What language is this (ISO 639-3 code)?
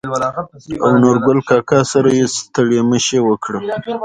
pus